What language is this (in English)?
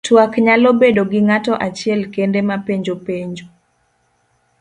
Luo (Kenya and Tanzania)